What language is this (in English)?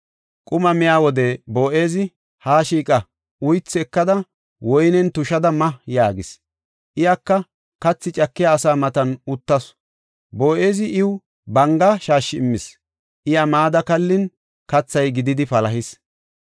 Gofa